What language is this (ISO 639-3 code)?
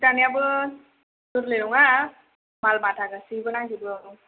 brx